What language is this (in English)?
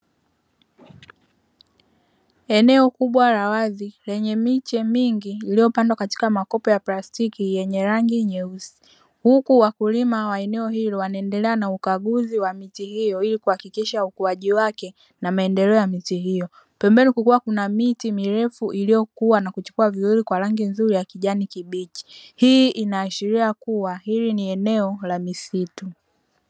Swahili